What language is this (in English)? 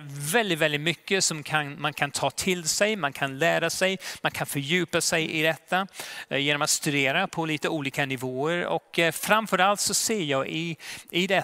Swedish